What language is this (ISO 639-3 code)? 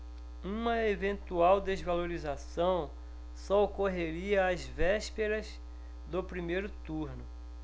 por